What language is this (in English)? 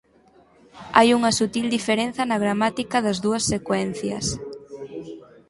Galician